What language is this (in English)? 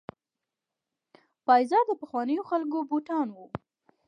Pashto